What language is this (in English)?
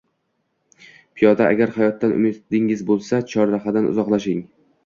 Uzbek